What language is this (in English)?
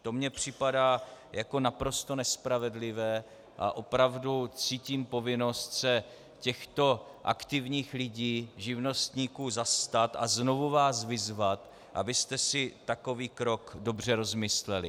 Czech